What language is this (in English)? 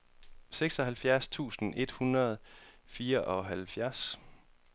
Danish